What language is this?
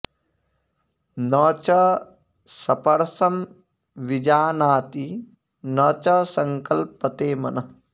Sanskrit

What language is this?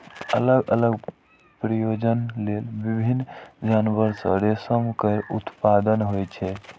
Maithili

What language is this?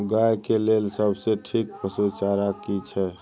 Maithili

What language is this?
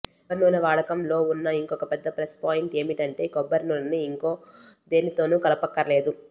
Telugu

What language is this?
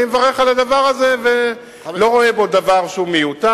Hebrew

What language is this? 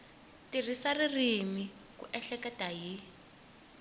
Tsonga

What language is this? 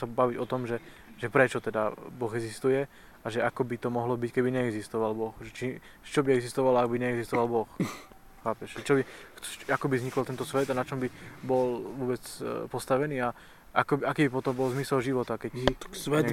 Slovak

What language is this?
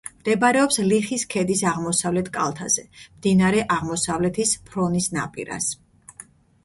Georgian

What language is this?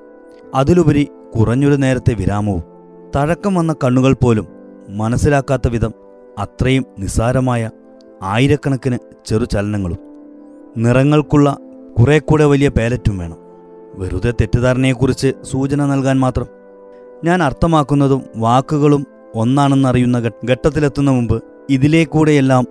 Malayalam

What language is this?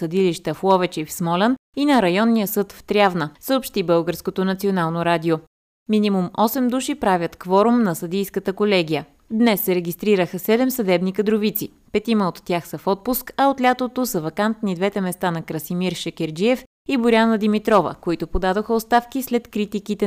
Bulgarian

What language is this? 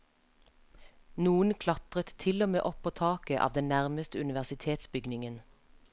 Norwegian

